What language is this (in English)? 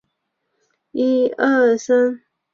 Chinese